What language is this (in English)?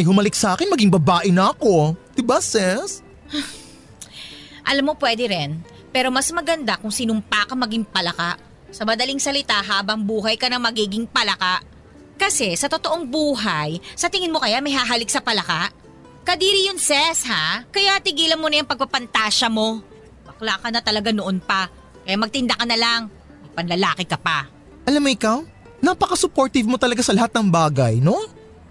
Filipino